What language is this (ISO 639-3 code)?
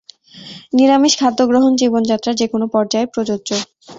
ben